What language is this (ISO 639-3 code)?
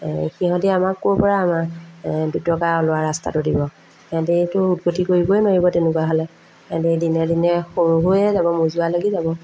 asm